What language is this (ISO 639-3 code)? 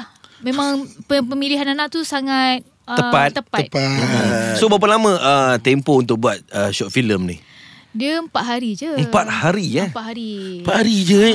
msa